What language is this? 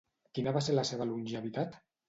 Catalan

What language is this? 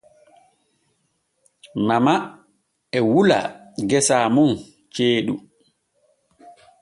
Borgu Fulfulde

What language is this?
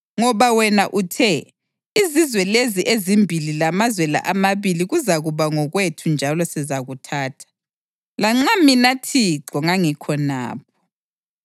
North Ndebele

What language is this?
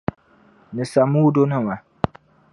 Dagbani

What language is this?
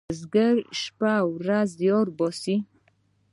Pashto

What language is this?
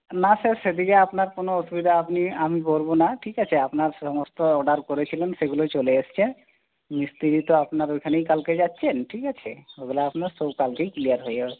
Bangla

